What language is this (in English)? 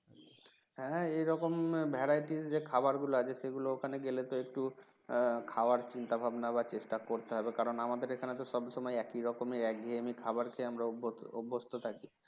Bangla